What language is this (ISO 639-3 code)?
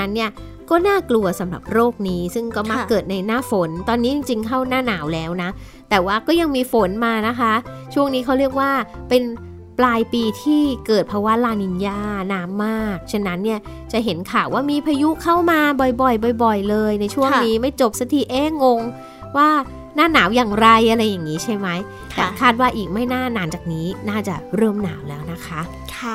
tha